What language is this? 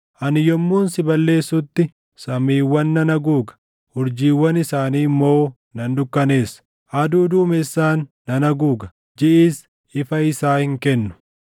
Oromo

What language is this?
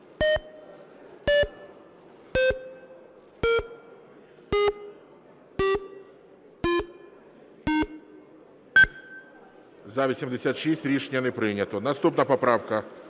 Ukrainian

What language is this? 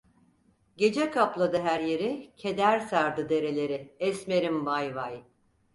Turkish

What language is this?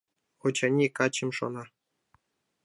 Mari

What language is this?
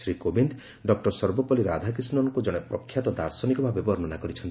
Odia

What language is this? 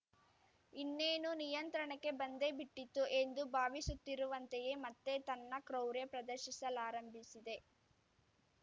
Kannada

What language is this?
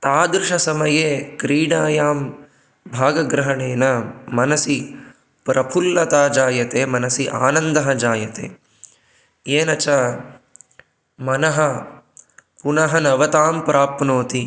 Sanskrit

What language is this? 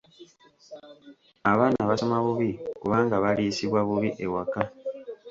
Ganda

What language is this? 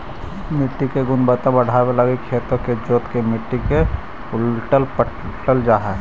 Magahi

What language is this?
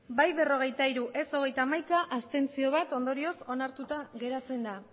Basque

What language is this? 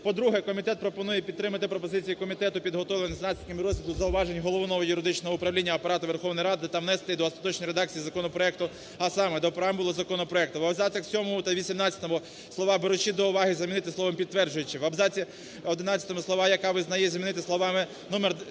Ukrainian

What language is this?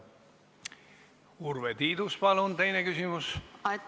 Estonian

